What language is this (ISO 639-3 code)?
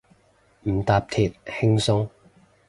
yue